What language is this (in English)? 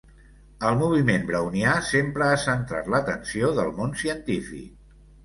Catalan